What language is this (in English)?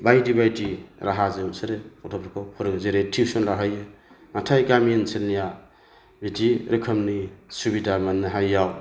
Bodo